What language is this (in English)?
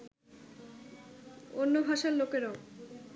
Bangla